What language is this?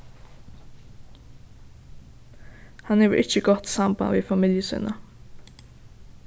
Faroese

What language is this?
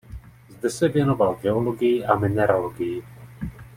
Czech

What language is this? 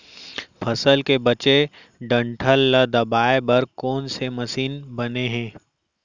Chhattisgarhi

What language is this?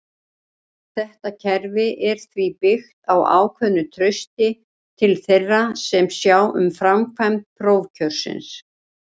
Icelandic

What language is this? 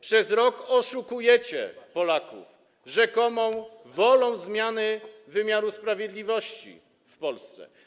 Polish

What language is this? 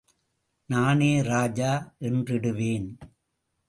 Tamil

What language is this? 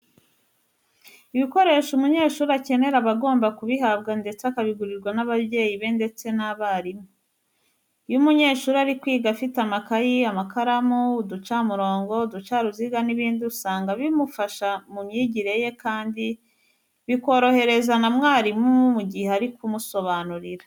Kinyarwanda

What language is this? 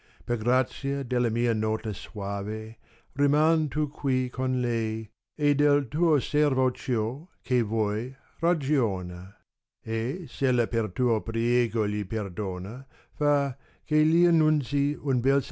Italian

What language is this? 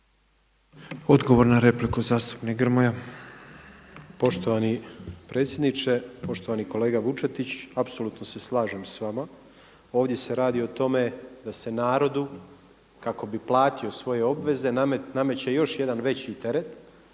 Croatian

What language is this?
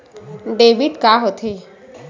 Chhattisgarhi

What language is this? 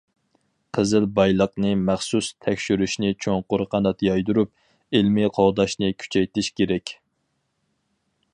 Uyghur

